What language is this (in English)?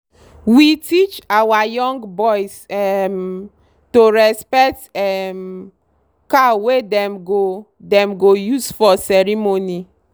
Nigerian Pidgin